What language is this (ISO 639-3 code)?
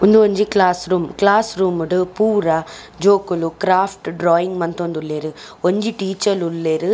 tcy